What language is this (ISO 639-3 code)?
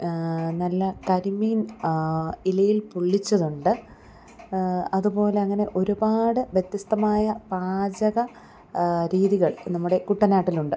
mal